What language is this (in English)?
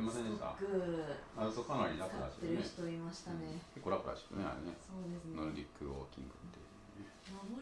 Japanese